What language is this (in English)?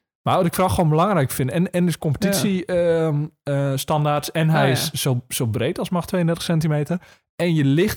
Dutch